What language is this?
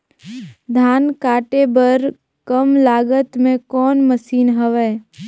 Chhattisgarhi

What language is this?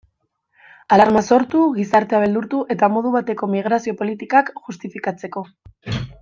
Basque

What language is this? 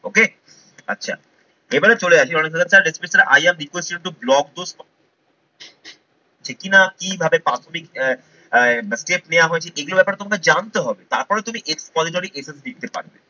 Bangla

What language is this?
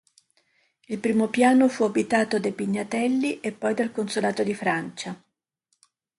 Italian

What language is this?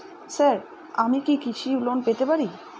Bangla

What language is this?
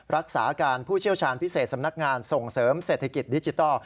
Thai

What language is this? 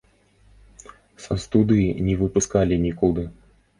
Belarusian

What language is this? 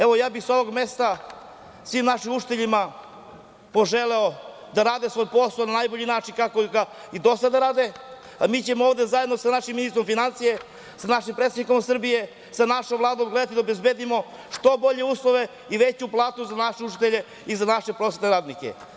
Serbian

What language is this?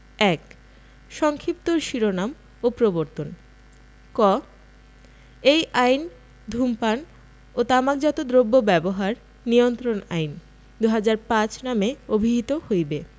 Bangla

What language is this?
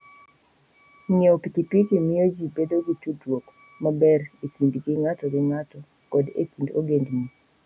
Luo (Kenya and Tanzania)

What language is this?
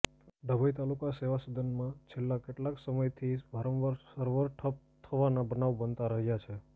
Gujarati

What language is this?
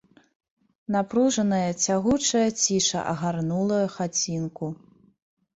Belarusian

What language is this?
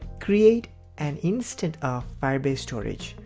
English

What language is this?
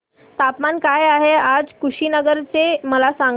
Marathi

